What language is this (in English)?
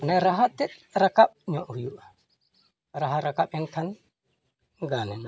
Santali